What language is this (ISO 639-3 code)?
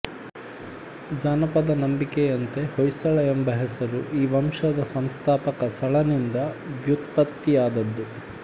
kan